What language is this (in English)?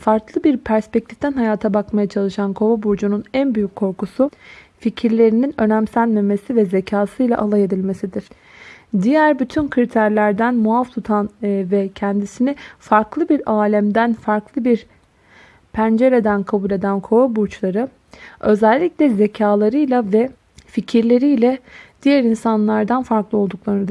Turkish